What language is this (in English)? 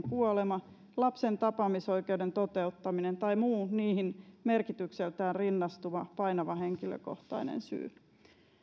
Finnish